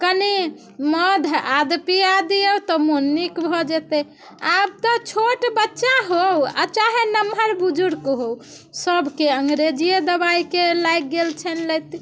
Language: Maithili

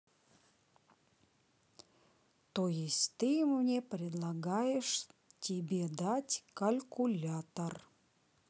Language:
Russian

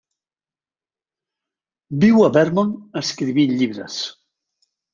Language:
Catalan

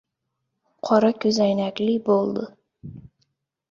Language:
Uzbek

